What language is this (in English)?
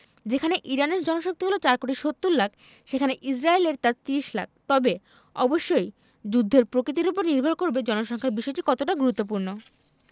Bangla